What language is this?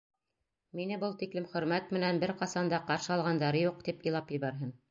Bashkir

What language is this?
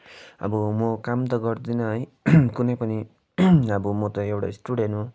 Nepali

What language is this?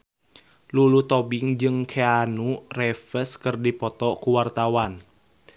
Sundanese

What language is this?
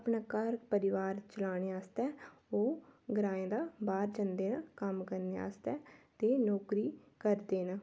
Dogri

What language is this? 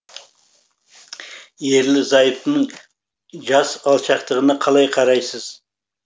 Kazakh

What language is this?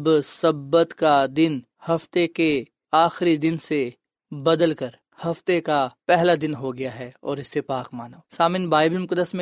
Urdu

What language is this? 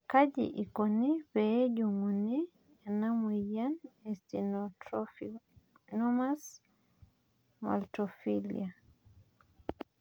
Masai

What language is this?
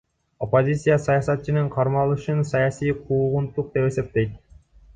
Kyrgyz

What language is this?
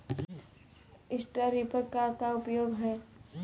Bhojpuri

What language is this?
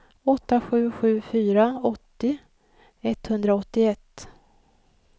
Swedish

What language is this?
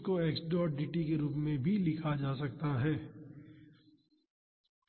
Hindi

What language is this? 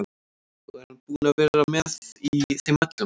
Icelandic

